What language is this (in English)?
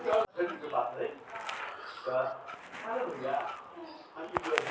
Maithili